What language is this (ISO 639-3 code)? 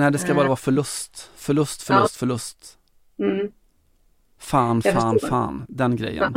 swe